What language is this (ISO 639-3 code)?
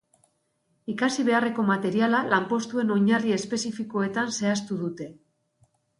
eus